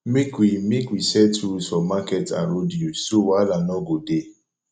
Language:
Nigerian Pidgin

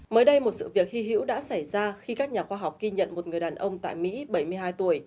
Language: Vietnamese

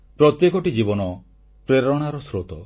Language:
Odia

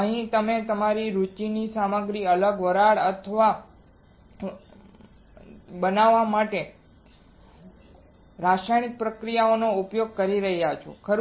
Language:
Gujarati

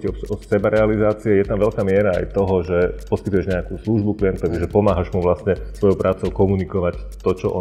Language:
Slovak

